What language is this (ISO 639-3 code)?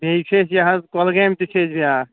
kas